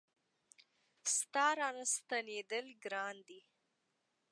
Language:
Pashto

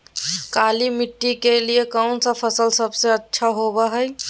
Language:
Magahi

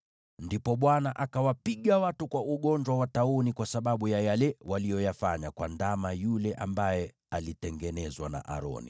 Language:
Swahili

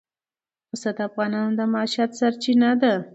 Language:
Pashto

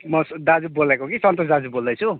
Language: Nepali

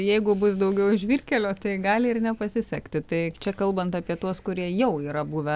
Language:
Lithuanian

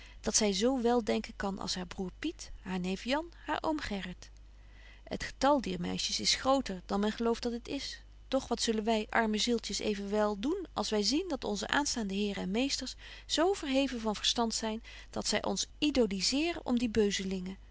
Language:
Dutch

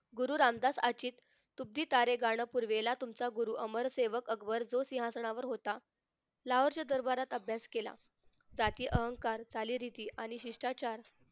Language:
Marathi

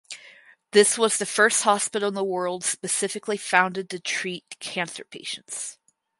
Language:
English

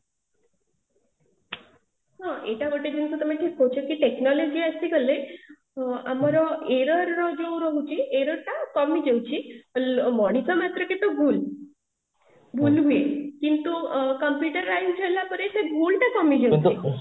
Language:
Odia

